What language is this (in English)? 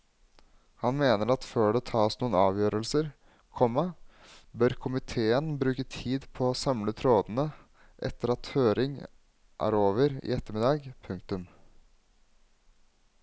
Norwegian